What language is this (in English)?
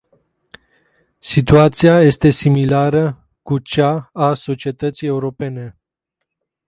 Romanian